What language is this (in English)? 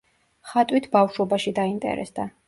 Georgian